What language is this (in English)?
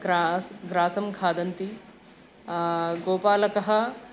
Sanskrit